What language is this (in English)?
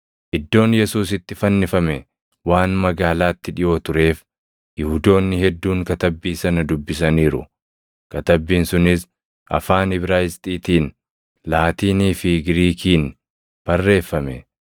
Oromo